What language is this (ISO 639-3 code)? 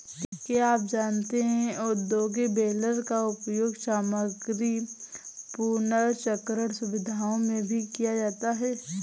hin